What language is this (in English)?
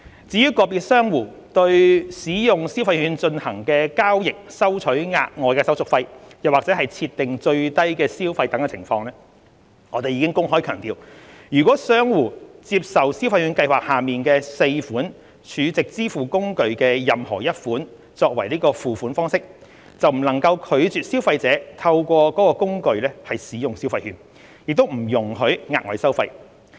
Cantonese